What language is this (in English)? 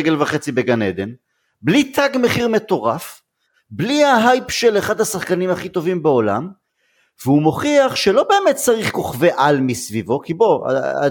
Hebrew